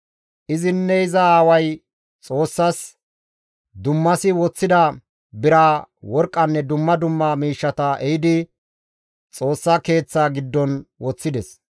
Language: Gamo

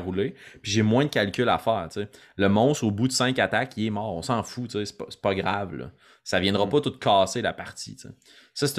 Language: French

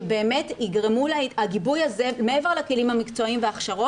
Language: Hebrew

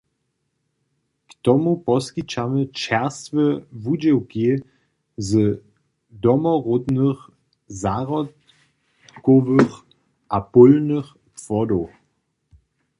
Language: Upper Sorbian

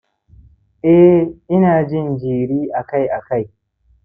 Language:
Hausa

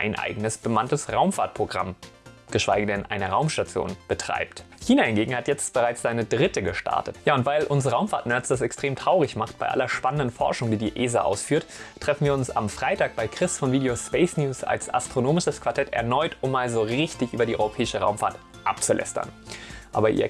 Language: German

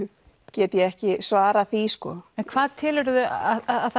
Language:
Icelandic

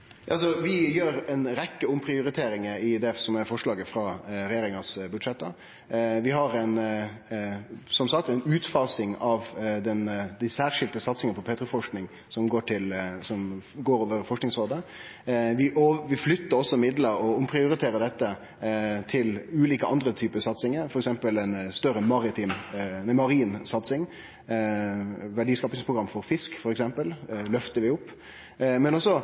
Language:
Norwegian Nynorsk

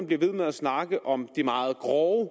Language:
Danish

